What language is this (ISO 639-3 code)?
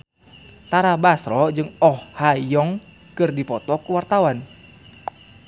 sun